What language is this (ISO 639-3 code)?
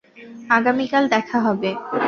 ben